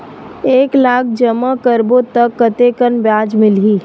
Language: Chhattisgarhi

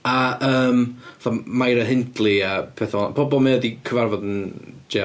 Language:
Welsh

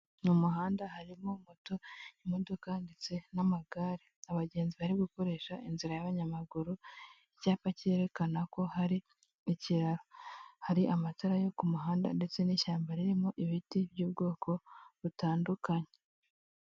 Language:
Kinyarwanda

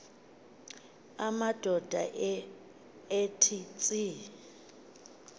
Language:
Xhosa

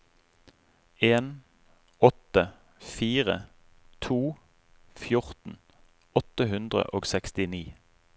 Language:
Norwegian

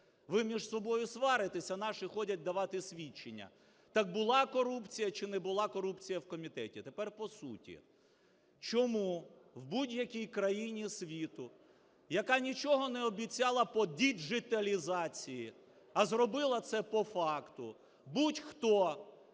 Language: Ukrainian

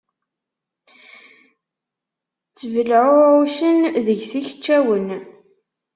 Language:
Kabyle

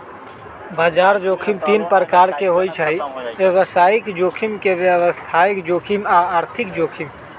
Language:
Magahi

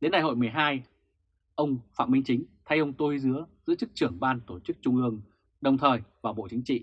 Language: Vietnamese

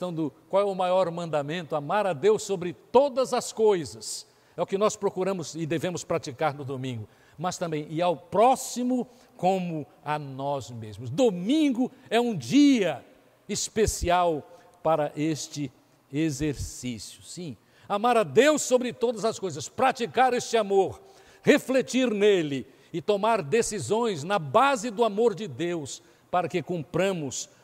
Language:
Portuguese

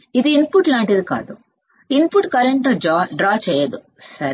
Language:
Telugu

